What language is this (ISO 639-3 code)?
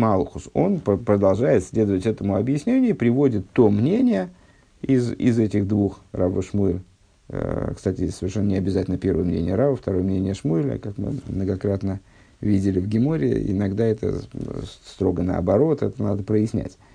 rus